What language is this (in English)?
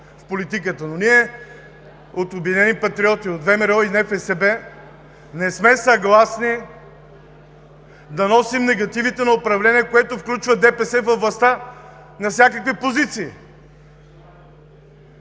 Bulgarian